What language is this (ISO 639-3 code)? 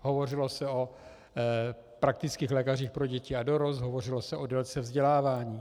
ces